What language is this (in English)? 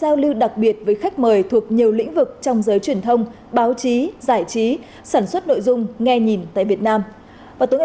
Vietnamese